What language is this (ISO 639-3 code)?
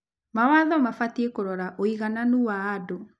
kik